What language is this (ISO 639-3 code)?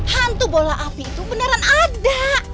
ind